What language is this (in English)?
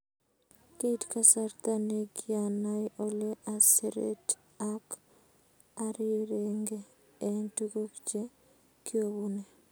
Kalenjin